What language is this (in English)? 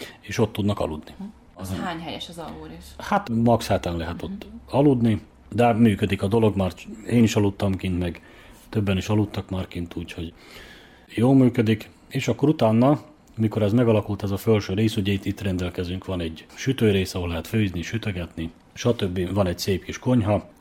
Hungarian